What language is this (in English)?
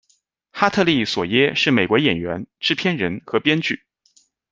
Chinese